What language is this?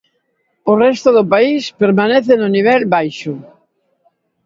Galician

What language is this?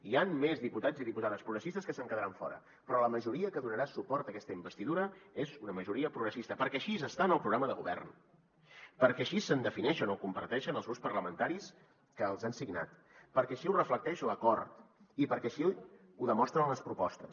Catalan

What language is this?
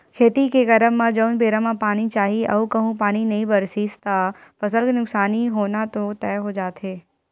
Chhattisgarhi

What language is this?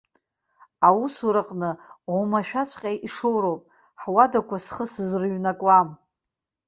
Abkhazian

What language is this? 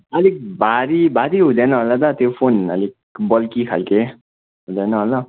Nepali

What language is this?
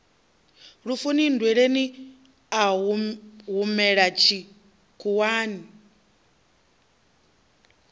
Venda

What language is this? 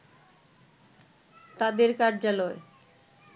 Bangla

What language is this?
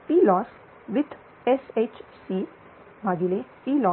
Marathi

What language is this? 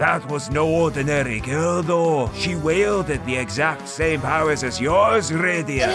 English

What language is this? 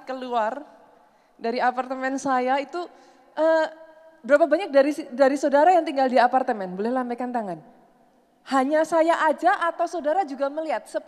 Indonesian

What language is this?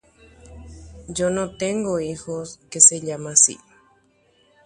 Guarani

